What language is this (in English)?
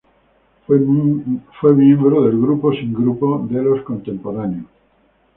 Spanish